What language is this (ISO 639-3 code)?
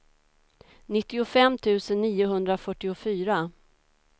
swe